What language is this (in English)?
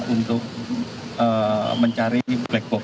Indonesian